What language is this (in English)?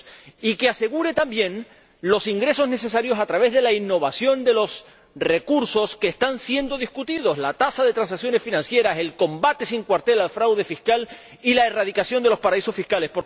Spanish